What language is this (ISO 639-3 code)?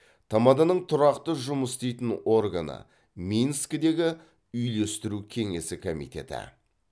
kaz